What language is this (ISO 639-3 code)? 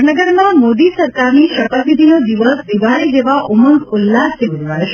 guj